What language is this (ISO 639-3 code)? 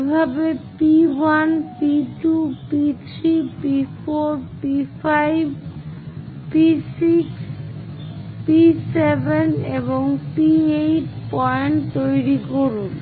ben